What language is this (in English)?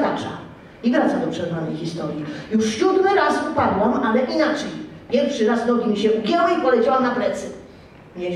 Polish